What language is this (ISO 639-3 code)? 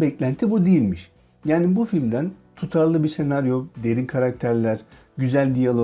tur